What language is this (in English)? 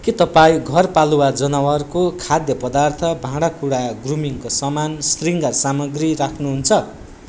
Nepali